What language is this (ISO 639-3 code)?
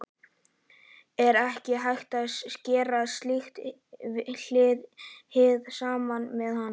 isl